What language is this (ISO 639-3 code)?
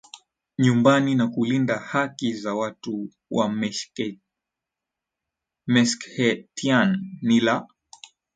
swa